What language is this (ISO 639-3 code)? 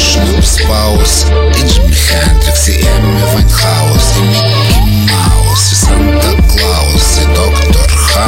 ukr